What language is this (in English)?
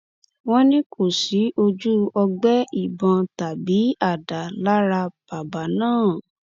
Yoruba